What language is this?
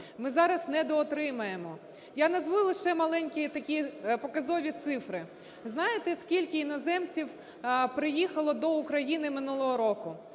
Ukrainian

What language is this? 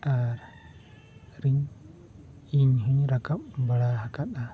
Santali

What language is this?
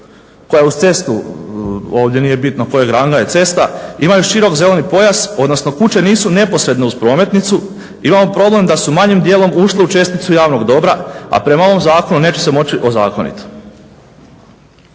Croatian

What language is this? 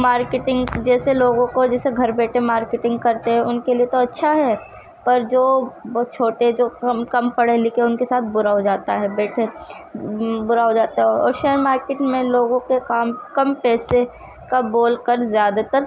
Urdu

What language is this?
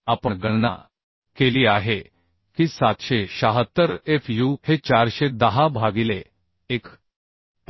Marathi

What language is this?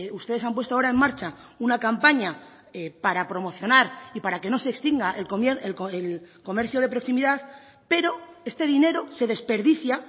Spanish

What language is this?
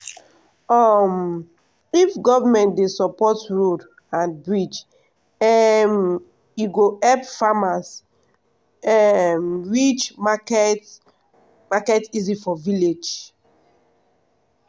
Nigerian Pidgin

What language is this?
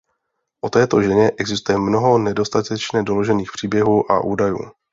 Czech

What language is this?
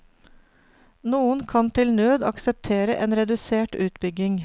Norwegian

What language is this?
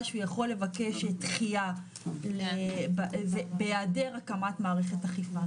Hebrew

